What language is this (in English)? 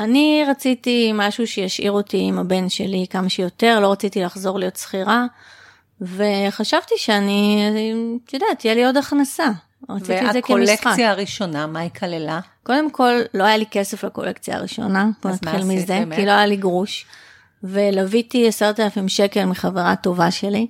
Hebrew